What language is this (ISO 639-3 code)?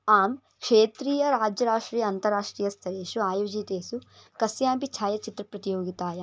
san